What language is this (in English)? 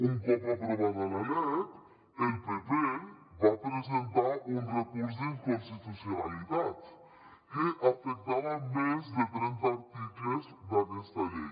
Catalan